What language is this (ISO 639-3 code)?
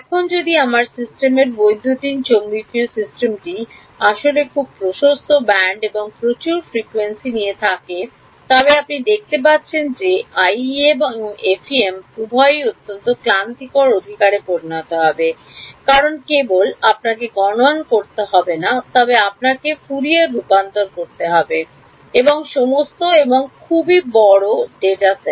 ben